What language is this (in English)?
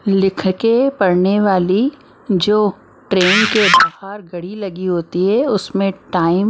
Hindi